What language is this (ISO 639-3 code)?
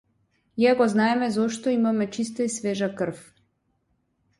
mkd